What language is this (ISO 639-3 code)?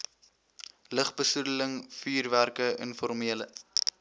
afr